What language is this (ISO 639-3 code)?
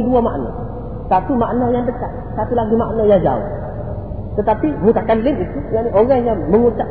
msa